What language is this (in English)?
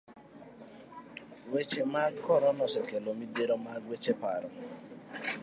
Luo (Kenya and Tanzania)